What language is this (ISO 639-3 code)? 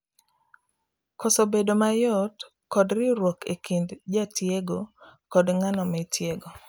luo